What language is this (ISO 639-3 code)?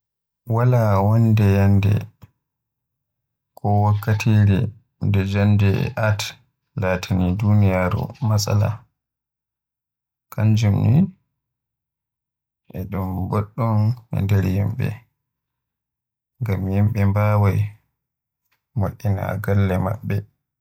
fuh